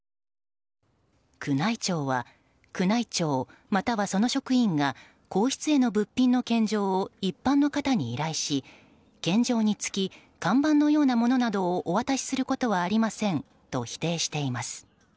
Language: Japanese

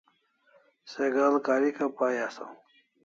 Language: Kalasha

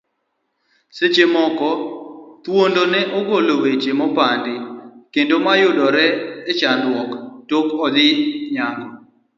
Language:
Luo (Kenya and Tanzania)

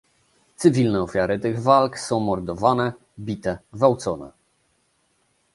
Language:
Polish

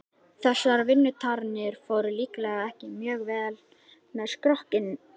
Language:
Icelandic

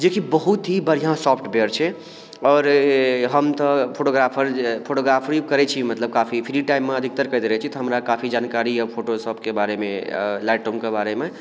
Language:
Maithili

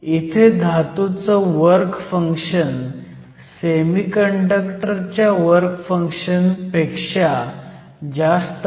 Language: Marathi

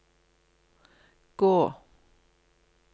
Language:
Norwegian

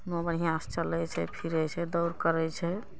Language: Maithili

